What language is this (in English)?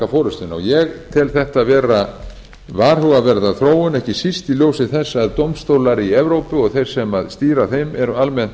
Icelandic